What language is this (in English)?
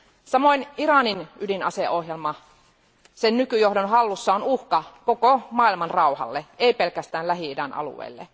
Finnish